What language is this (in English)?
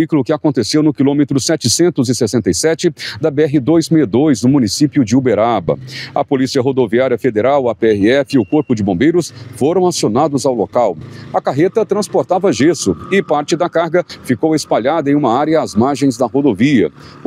Portuguese